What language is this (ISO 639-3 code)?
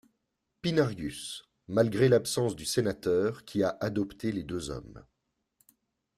fra